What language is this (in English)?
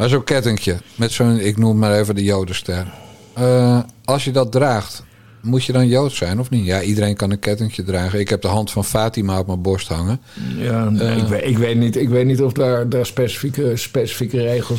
Dutch